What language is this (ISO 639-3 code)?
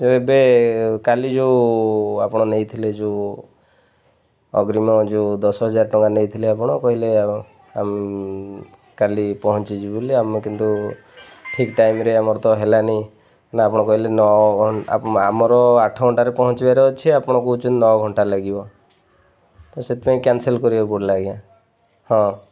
ori